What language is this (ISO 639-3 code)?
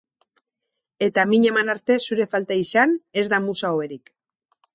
eus